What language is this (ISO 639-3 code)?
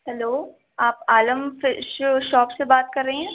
urd